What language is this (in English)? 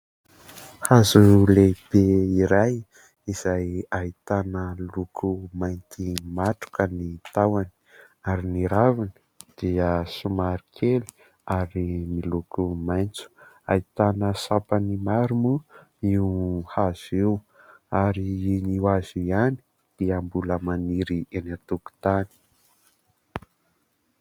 Malagasy